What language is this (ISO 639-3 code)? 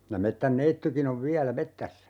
fin